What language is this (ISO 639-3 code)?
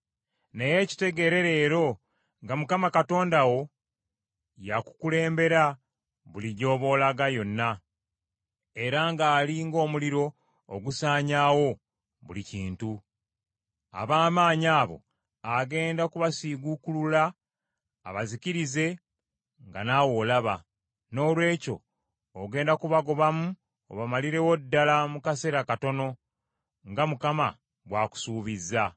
lug